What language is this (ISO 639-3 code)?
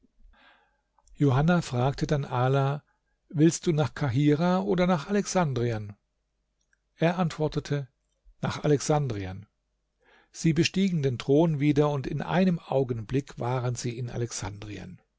deu